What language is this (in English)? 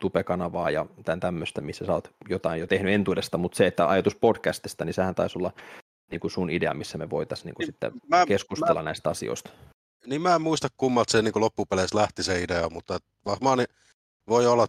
Finnish